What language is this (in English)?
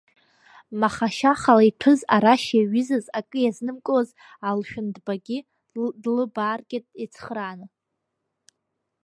Abkhazian